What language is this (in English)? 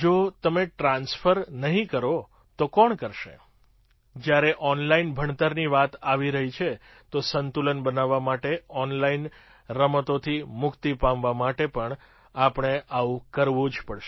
Gujarati